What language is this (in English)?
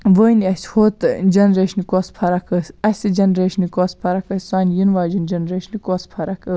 Kashmiri